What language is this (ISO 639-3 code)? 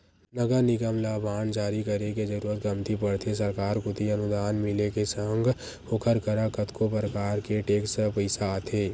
hne